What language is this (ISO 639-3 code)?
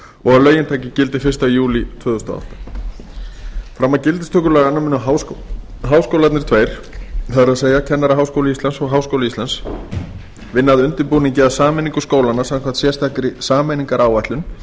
isl